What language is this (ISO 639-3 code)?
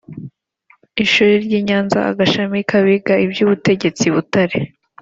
kin